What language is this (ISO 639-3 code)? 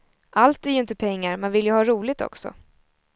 swe